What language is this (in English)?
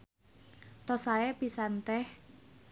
Sundanese